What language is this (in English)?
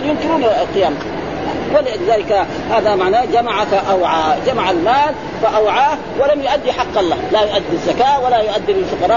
Arabic